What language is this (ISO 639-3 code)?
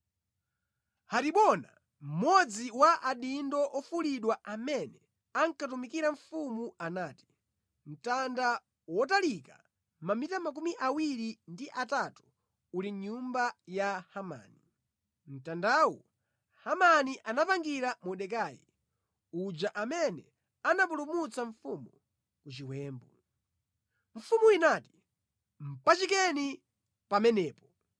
nya